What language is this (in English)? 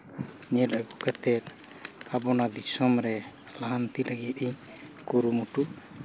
Santali